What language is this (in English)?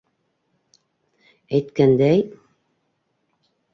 Bashkir